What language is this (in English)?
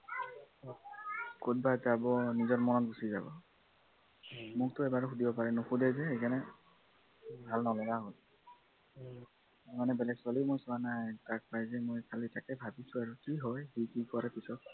Assamese